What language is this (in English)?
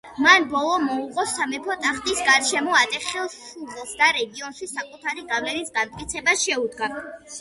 Georgian